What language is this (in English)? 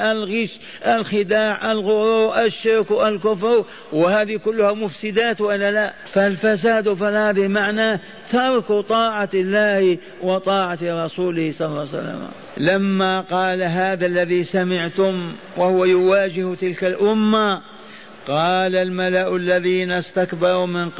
Arabic